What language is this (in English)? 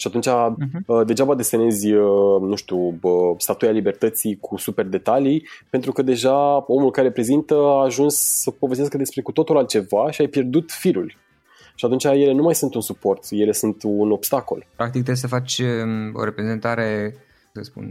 Romanian